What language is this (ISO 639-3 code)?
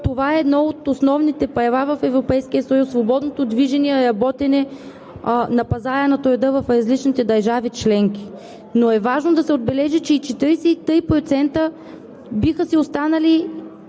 bul